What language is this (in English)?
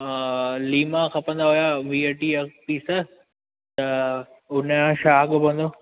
Sindhi